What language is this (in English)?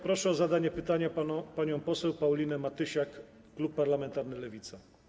Polish